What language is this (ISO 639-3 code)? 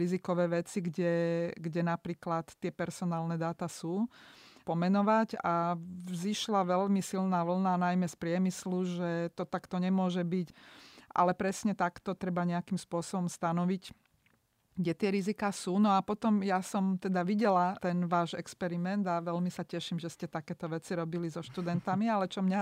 slk